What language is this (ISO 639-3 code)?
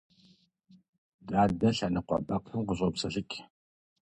kbd